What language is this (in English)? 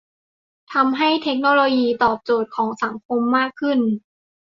Thai